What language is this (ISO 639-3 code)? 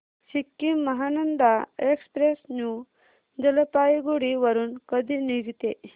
mar